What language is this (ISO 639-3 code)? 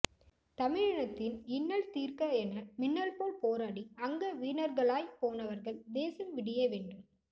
tam